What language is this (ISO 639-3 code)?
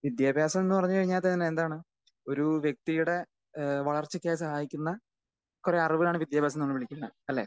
mal